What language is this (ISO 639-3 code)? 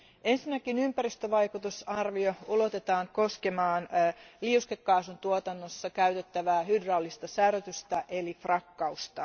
fin